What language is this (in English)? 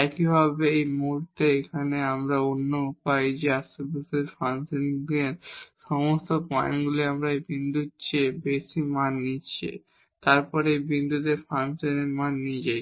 Bangla